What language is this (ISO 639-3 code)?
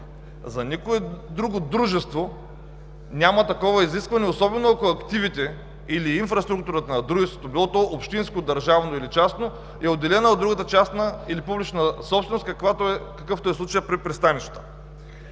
bul